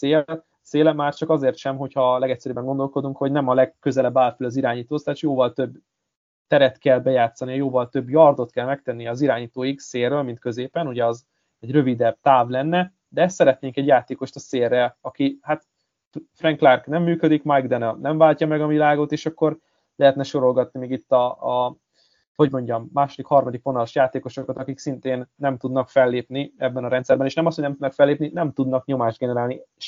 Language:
Hungarian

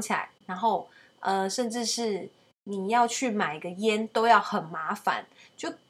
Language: Chinese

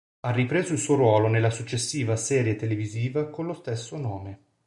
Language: Italian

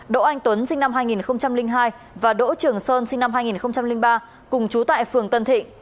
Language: Vietnamese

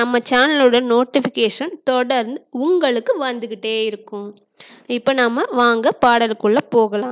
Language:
Hindi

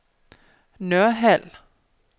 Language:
Danish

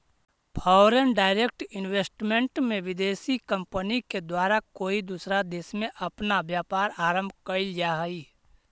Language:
Magahi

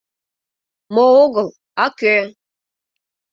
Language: Mari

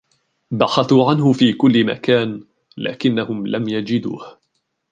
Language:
Arabic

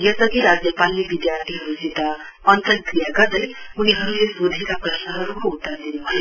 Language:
Nepali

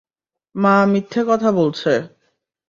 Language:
Bangla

